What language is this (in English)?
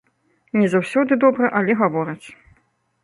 Belarusian